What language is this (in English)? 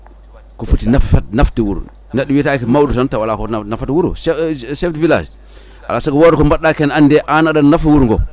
Fula